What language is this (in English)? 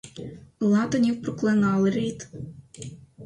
Ukrainian